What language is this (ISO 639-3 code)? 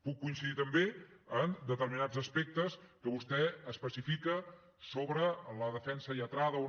cat